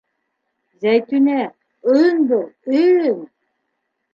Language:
Bashkir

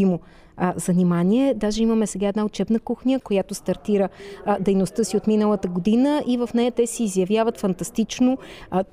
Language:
Bulgarian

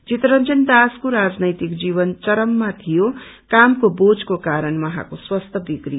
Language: Nepali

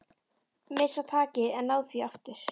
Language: Icelandic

